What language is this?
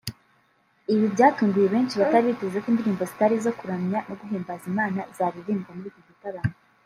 Kinyarwanda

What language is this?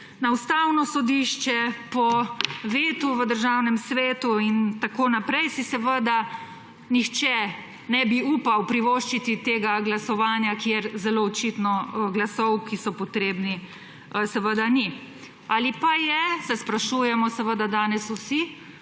Slovenian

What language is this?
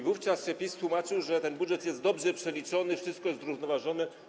Polish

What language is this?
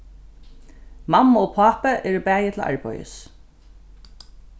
Faroese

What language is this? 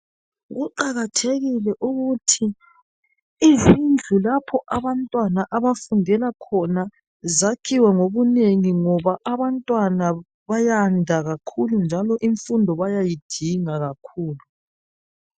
North Ndebele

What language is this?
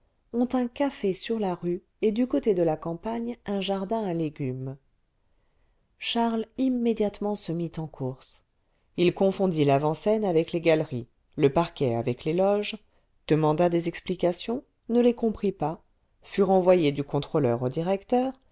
French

